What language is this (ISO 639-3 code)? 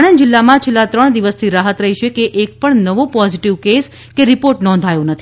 guj